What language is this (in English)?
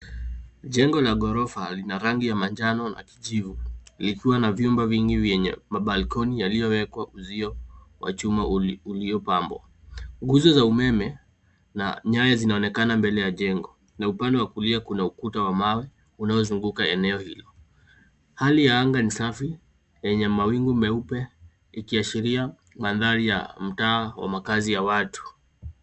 Swahili